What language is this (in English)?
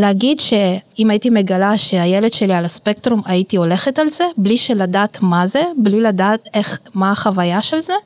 Hebrew